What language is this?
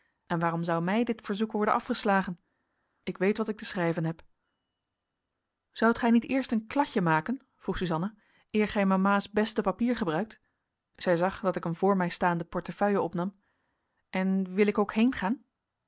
Dutch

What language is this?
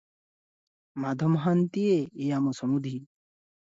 Odia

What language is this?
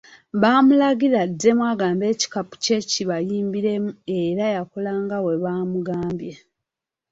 Ganda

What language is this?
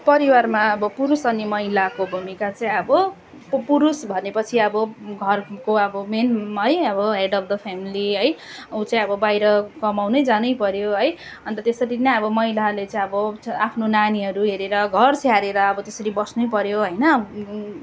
Nepali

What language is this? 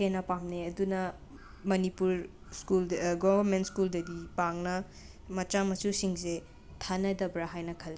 Manipuri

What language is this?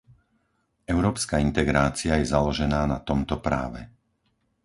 Slovak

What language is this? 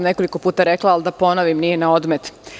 Serbian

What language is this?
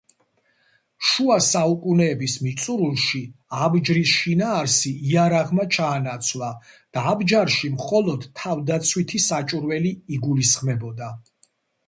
Georgian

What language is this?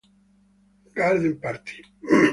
Italian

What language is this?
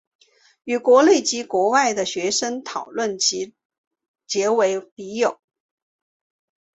Chinese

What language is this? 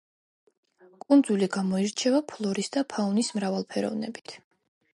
Georgian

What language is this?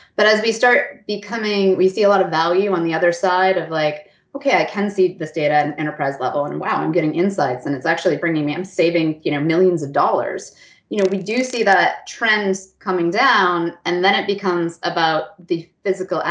English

